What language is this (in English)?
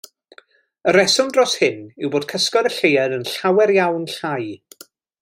Welsh